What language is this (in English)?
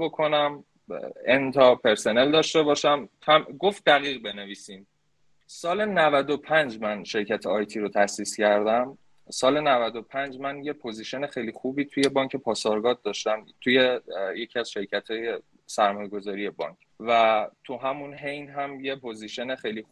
Persian